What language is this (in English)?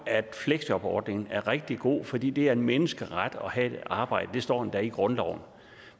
Danish